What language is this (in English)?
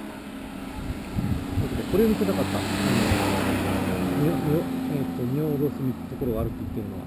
Japanese